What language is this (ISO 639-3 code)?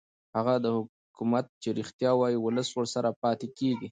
pus